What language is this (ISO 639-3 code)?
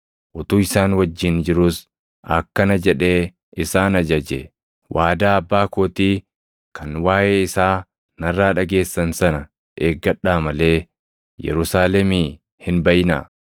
orm